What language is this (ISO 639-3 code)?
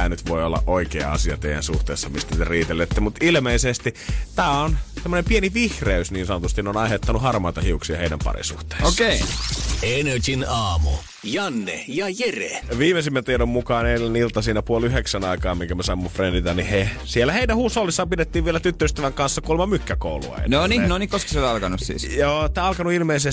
fin